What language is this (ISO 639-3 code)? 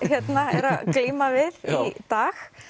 isl